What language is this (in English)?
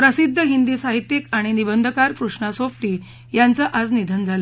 Marathi